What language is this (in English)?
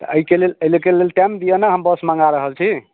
Maithili